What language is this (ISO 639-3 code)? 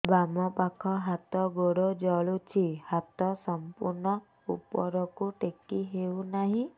ori